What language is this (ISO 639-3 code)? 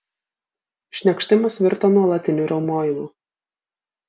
lit